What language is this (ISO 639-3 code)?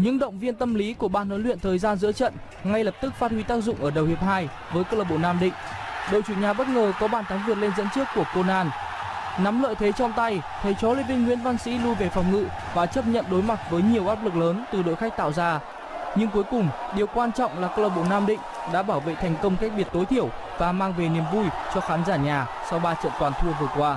vie